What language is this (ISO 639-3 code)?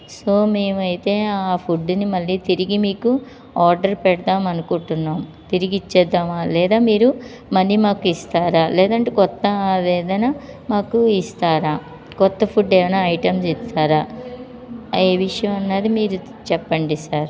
tel